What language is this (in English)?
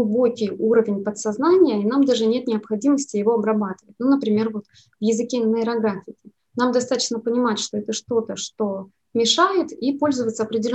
Russian